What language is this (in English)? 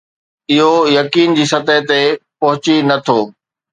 Sindhi